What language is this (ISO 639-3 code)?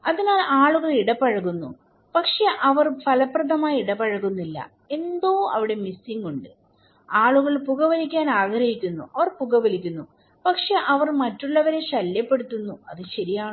mal